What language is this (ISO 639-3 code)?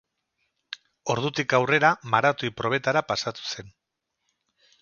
eus